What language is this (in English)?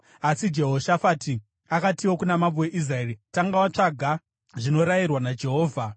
Shona